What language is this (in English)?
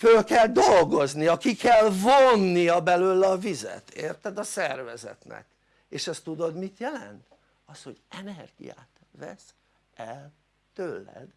Hungarian